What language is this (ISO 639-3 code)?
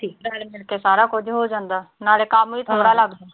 pan